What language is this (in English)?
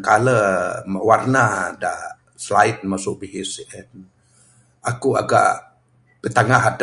Bukar-Sadung Bidayuh